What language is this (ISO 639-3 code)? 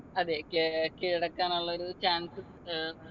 mal